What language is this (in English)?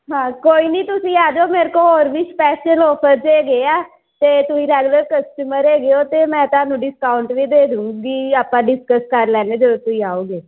Punjabi